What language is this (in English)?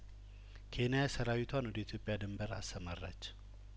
Amharic